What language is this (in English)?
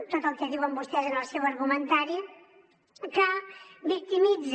Catalan